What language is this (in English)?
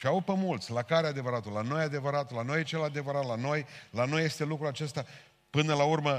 Romanian